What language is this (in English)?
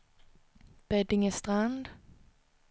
Swedish